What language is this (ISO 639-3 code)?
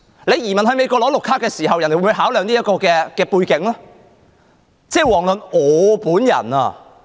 yue